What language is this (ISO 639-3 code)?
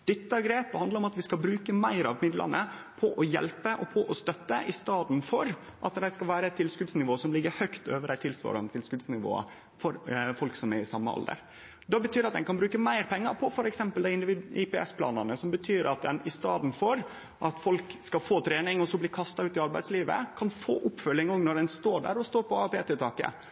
nno